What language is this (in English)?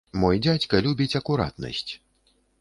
Belarusian